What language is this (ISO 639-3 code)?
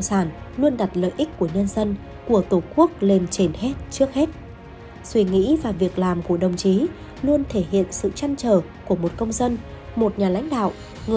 vie